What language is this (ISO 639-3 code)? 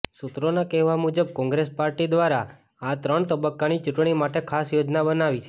guj